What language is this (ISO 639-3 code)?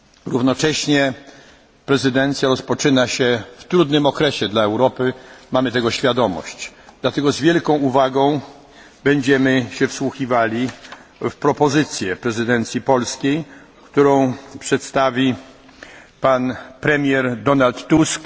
pol